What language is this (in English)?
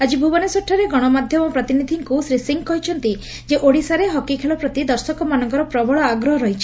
Odia